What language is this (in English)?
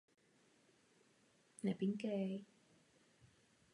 Czech